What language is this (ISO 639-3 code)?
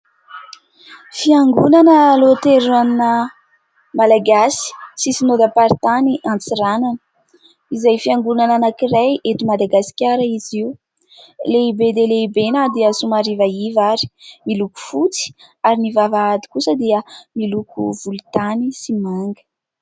mlg